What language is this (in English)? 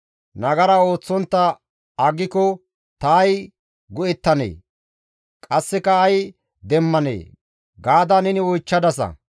Gamo